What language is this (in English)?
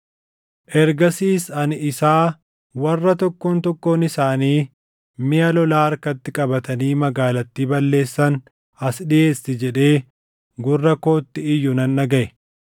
Oromo